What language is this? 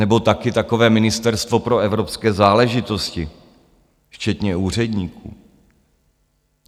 Czech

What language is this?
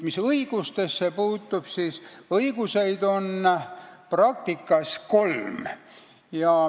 Estonian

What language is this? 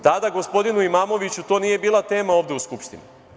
Serbian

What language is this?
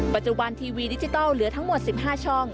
Thai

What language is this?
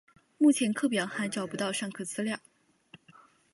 Chinese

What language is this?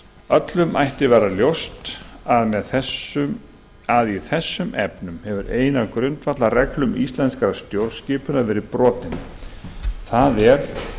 Icelandic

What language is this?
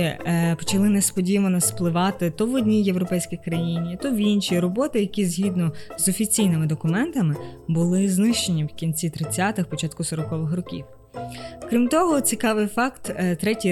Ukrainian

